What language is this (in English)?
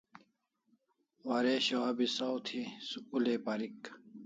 Kalasha